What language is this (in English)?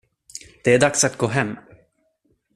Swedish